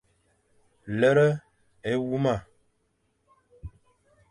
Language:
Fang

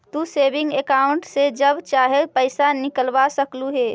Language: Magahi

